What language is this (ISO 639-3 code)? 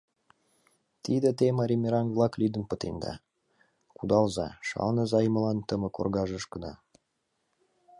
chm